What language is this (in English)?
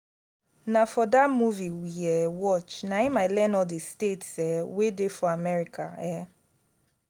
Nigerian Pidgin